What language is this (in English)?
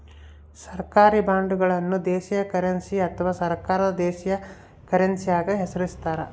Kannada